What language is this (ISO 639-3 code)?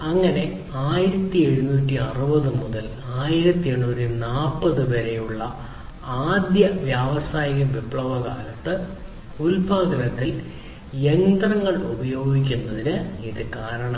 mal